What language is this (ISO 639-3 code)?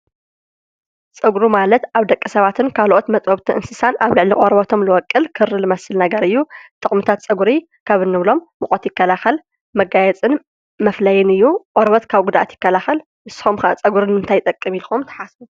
tir